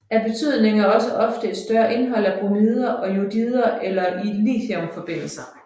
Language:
Danish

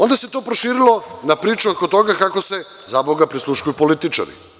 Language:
Serbian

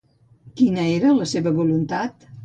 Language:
Catalan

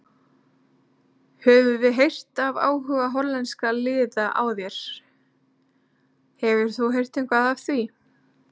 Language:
Icelandic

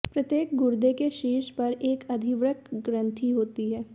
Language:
Hindi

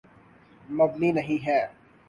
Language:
Urdu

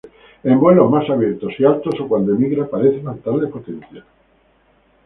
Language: Spanish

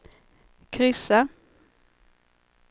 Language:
Swedish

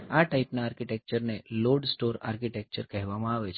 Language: Gujarati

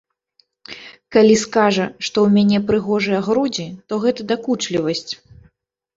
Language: Belarusian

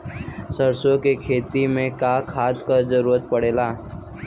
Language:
Bhojpuri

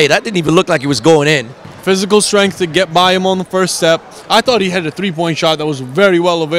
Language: English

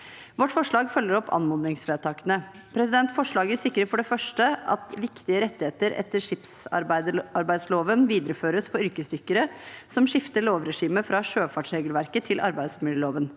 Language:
Norwegian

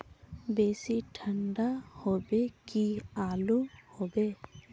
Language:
Magahi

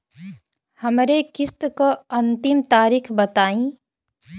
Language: Bhojpuri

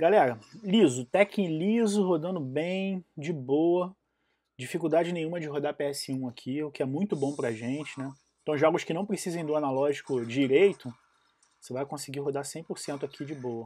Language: Portuguese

